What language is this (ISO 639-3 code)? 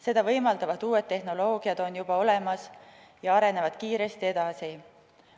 est